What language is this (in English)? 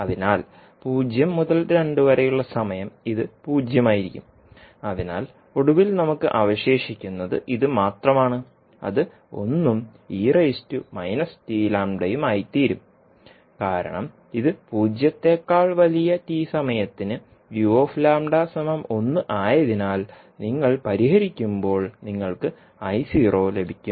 Malayalam